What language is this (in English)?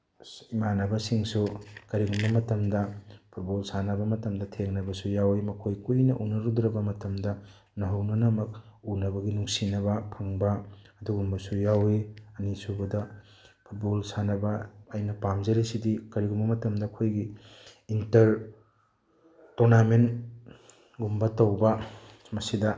Manipuri